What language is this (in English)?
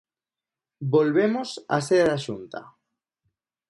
Galician